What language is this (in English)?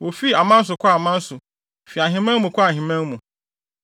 Akan